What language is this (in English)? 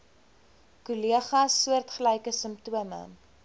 Afrikaans